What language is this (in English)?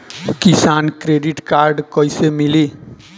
Bhojpuri